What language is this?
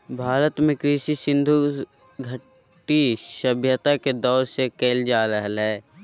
Magahi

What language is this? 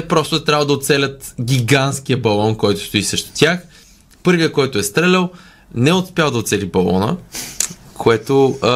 Bulgarian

